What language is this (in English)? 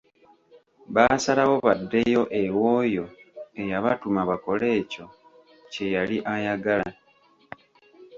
Ganda